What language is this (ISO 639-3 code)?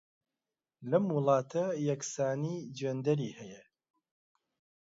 ckb